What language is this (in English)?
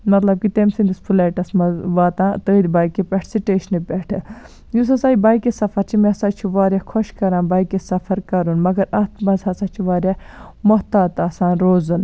Kashmiri